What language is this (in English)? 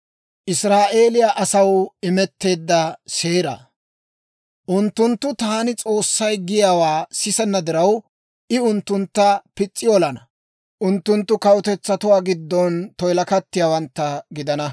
Dawro